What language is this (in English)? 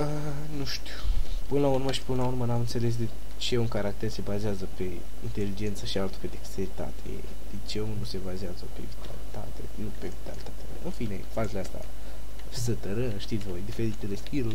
Romanian